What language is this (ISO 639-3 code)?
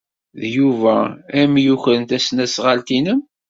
kab